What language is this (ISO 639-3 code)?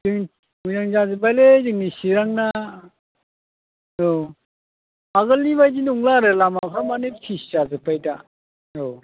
brx